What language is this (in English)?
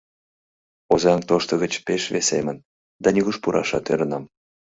Mari